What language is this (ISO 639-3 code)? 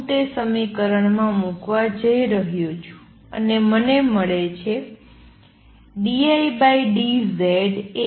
guj